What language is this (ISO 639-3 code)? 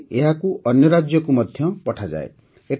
ori